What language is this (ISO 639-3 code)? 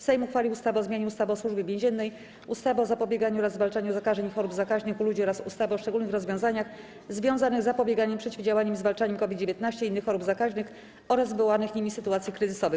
pol